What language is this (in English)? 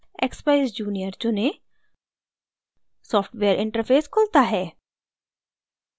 Hindi